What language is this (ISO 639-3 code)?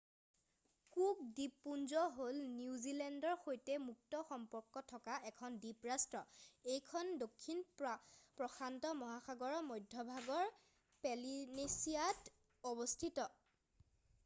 asm